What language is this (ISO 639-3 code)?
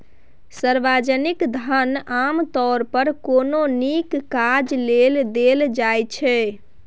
mai